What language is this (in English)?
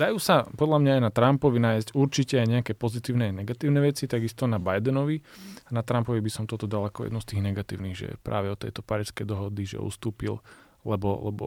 Slovak